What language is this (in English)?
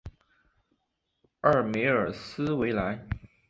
Chinese